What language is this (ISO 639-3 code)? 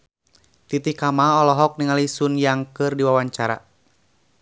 sun